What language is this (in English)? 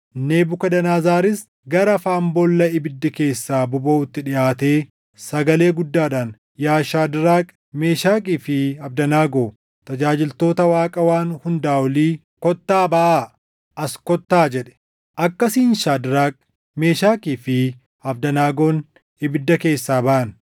Oromo